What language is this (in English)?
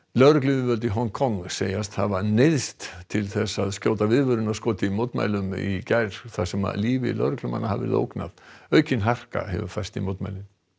Icelandic